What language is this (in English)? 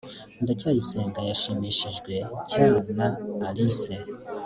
Kinyarwanda